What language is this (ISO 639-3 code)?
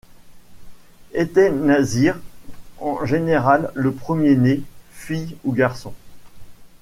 fra